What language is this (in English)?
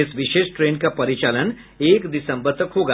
Hindi